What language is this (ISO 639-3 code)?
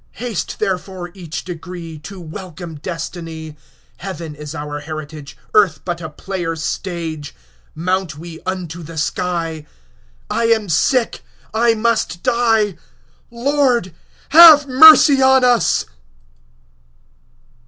eng